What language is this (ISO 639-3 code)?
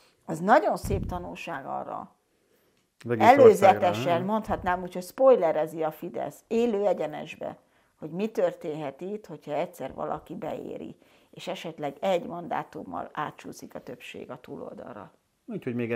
hun